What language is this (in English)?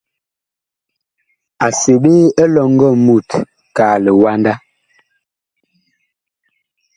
Bakoko